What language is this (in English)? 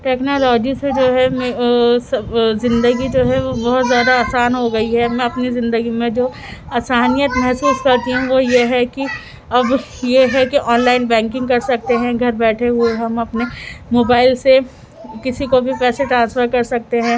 Urdu